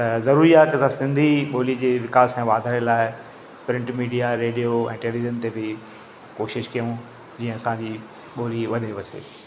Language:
Sindhi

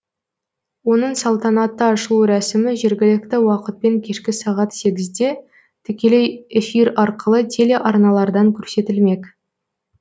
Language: Kazakh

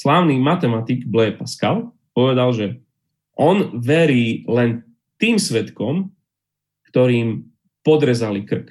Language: Slovak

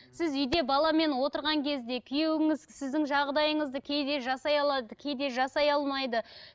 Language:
Kazakh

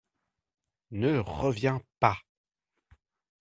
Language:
French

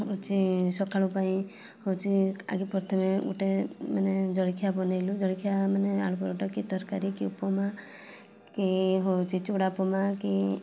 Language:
Odia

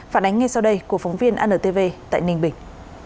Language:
Vietnamese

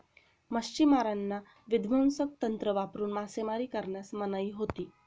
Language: Marathi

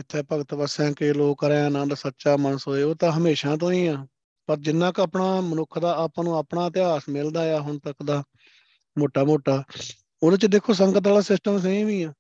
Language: Punjabi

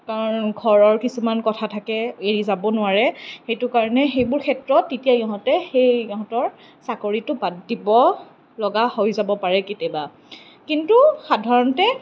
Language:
Assamese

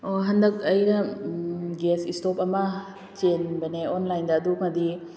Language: Manipuri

